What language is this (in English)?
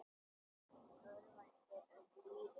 Icelandic